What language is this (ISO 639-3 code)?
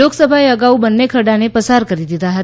guj